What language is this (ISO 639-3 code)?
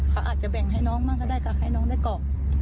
tha